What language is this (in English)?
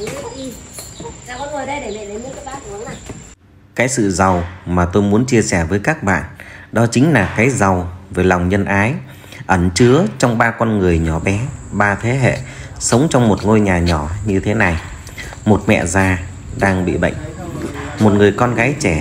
Vietnamese